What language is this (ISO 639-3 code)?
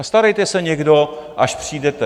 ces